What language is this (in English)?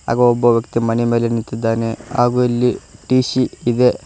Kannada